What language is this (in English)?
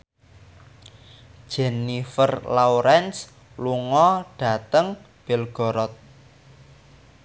Javanese